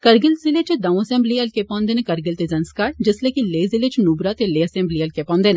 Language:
Dogri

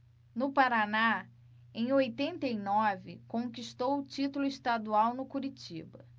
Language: Portuguese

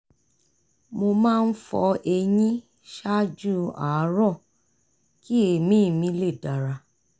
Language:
Yoruba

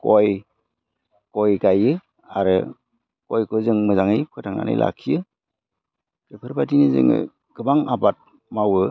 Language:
Bodo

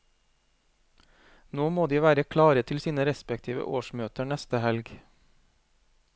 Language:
Norwegian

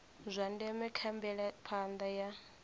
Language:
Venda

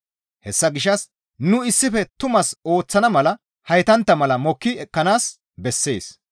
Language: Gamo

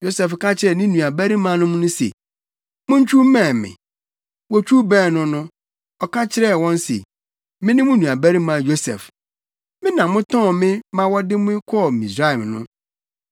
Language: Akan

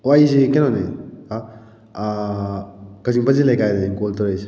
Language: Manipuri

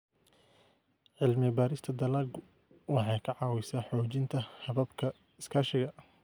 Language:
Somali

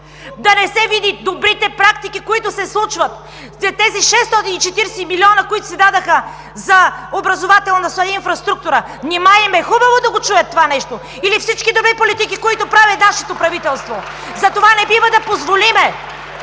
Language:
Bulgarian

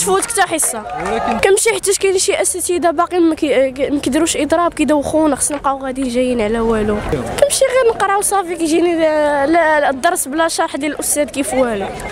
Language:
Arabic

